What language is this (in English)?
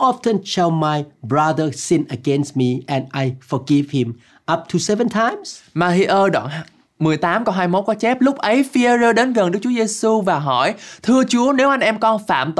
Vietnamese